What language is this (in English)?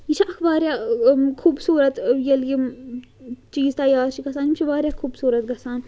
Kashmiri